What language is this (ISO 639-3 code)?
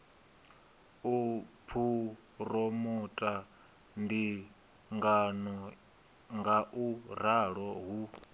ven